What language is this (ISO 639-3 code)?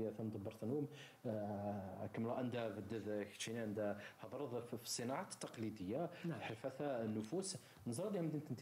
ara